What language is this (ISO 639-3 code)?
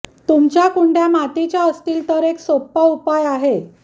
mar